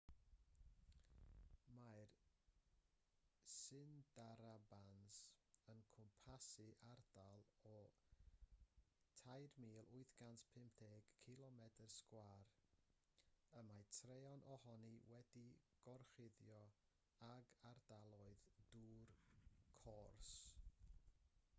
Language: Welsh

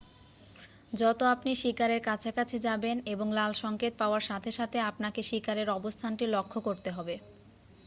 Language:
Bangla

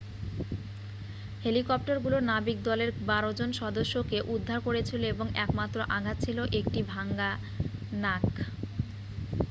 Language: Bangla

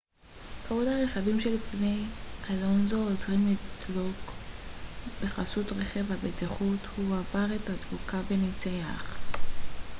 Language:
Hebrew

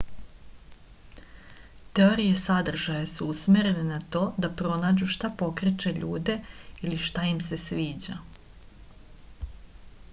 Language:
Serbian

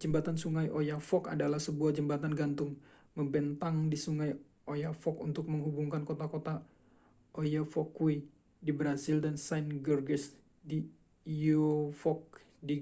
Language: Indonesian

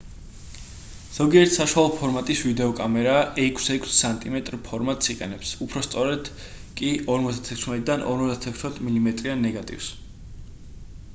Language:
Georgian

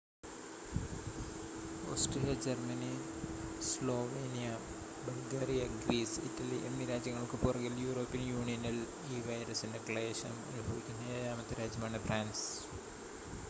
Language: Malayalam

